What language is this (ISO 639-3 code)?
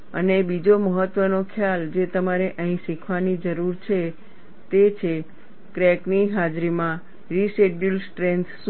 guj